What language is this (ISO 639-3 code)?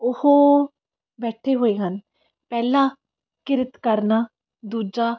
pan